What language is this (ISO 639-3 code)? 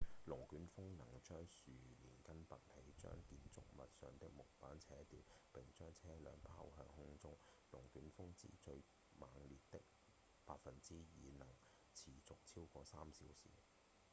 yue